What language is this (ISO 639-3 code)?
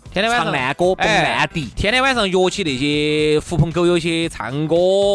zho